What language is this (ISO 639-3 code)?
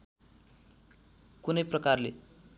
nep